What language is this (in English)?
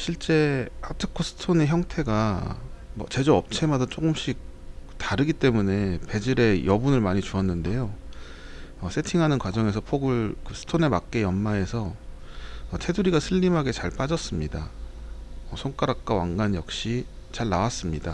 Korean